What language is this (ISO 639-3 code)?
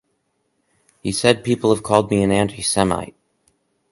eng